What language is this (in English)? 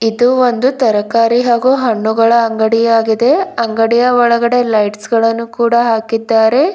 Kannada